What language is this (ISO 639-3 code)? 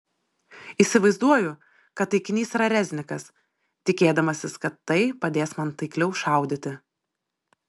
lit